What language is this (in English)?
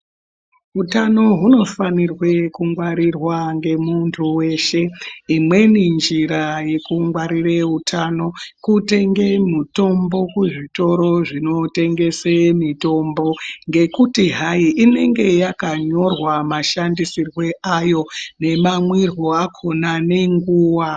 Ndau